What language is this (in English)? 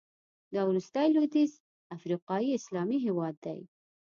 Pashto